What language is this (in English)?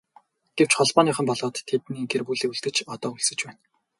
Mongolian